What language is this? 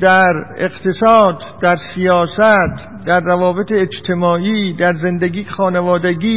Persian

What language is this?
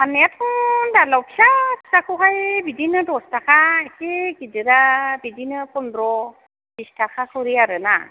Bodo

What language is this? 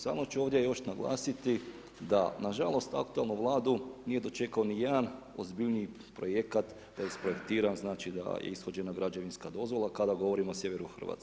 Croatian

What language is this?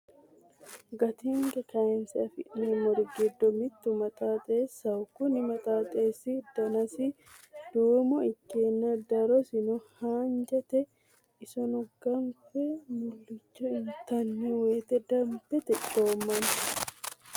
Sidamo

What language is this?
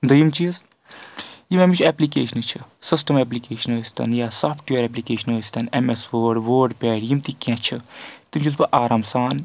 Kashmiri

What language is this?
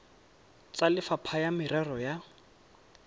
Tswana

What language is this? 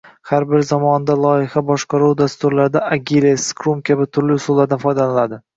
Uzbek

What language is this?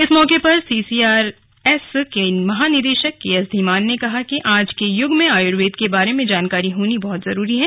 Hindi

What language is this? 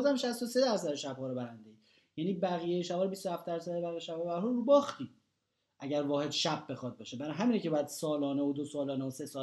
Persian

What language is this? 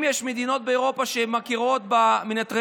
Hebrew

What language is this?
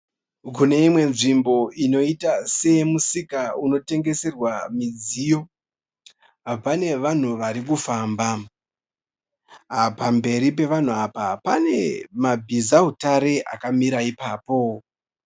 Shona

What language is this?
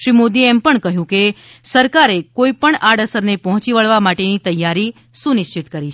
Gujarati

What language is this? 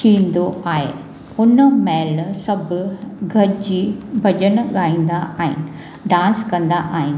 Sindhi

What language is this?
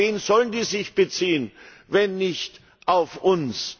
German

